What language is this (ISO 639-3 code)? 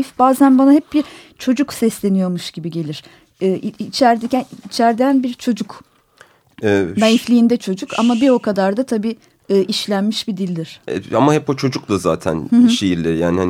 tur